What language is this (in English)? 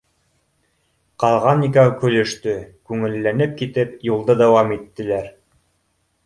Bashkir